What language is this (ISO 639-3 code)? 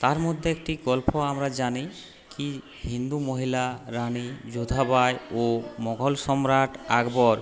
ben